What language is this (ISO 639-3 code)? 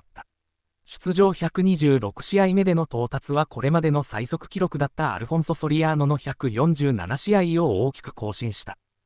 jpn